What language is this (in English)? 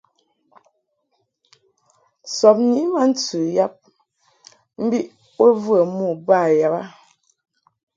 Mungaka